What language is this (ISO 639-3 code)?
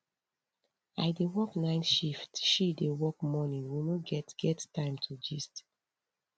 pcm